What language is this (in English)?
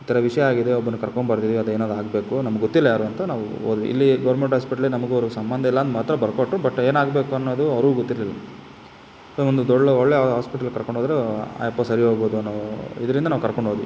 Kannada